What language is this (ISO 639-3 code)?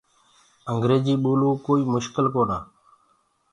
ggg